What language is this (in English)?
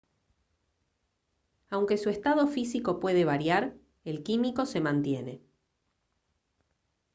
Spanish